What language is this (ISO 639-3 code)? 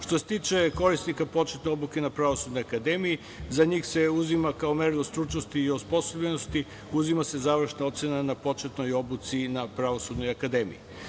srp